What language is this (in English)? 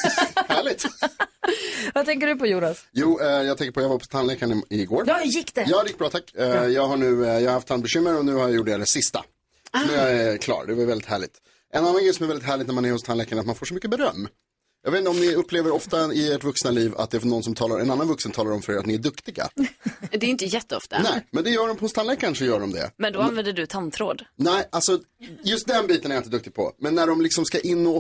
Swedish